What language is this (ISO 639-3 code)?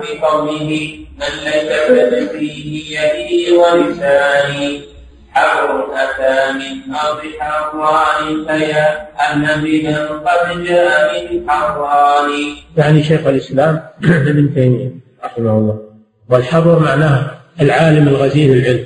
ara